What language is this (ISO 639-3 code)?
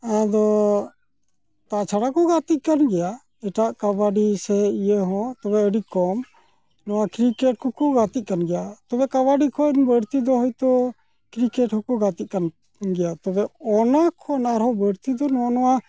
sat